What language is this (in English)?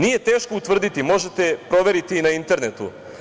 Serbian